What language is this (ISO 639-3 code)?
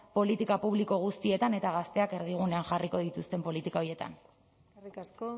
eus